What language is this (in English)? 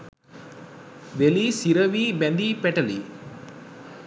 Sinhala